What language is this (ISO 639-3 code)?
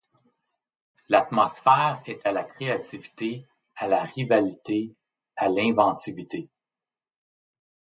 fra